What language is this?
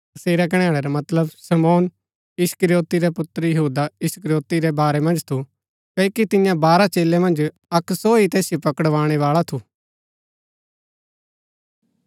Gaddi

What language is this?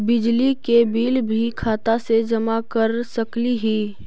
Magahi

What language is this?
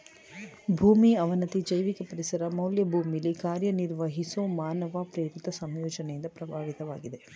Kannada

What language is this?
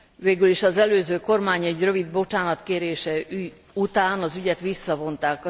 Hungarian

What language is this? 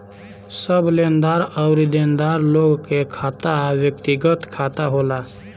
Bhojpuri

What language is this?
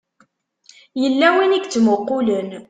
Kabyle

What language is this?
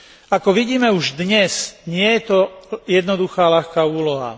Slovak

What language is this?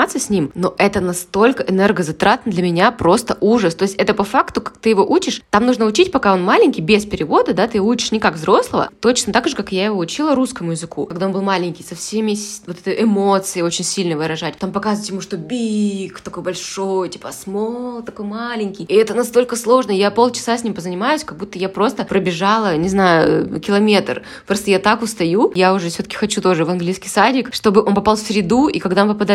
Russian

